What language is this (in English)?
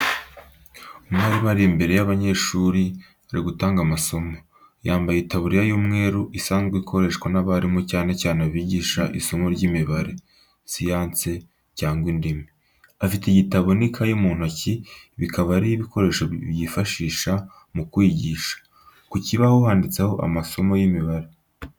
Kinyarwanda